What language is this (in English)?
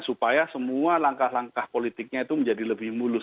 Indonesian